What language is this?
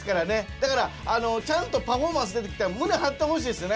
Japanese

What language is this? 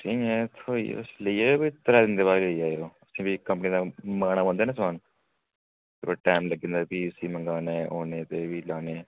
Dogri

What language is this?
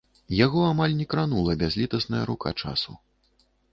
Belarusian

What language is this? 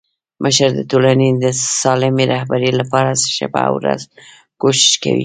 Pashto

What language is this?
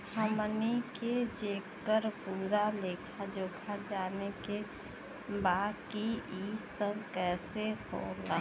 Bhojpuri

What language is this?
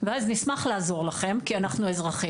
Hebrew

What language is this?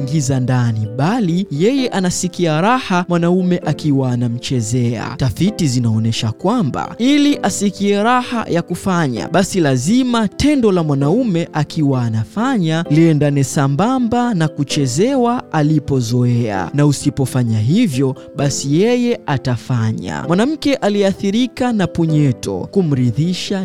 Swahili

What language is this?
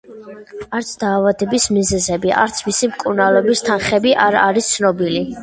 Georgian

